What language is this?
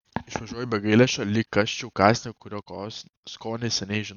Lithuanian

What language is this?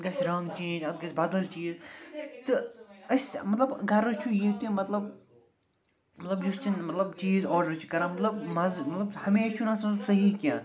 Kashmiri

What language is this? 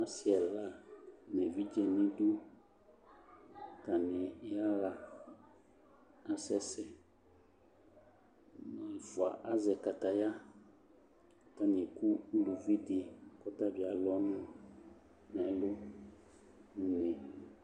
Ikposo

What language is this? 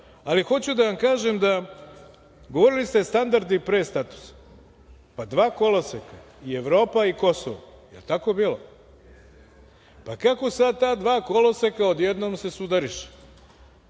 Serbian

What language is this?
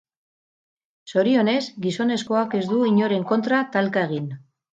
Basque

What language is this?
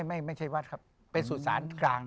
Thai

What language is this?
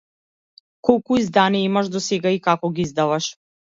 Macedonian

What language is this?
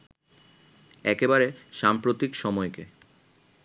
Bangla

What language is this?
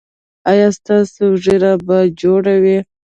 Pashto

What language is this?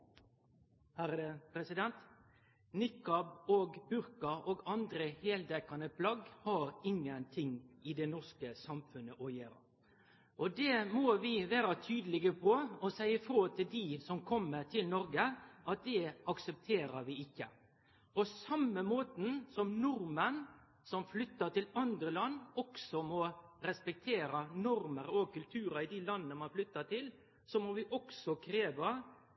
Norwegian Nynorsk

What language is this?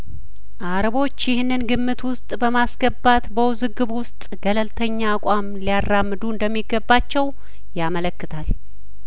Amharic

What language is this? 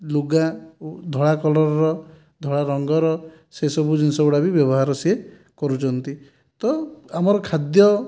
Odia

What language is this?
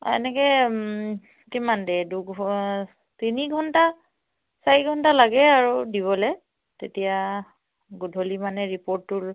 Assamese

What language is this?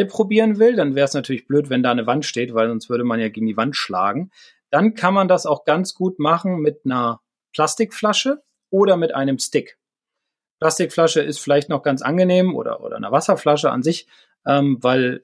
German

